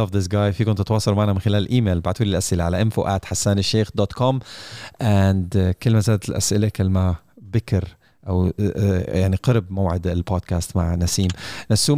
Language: Arabic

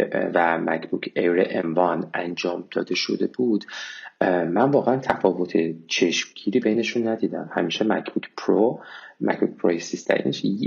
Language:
Persian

